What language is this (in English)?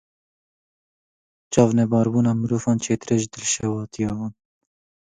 Kurdish